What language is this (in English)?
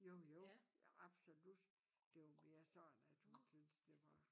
Danish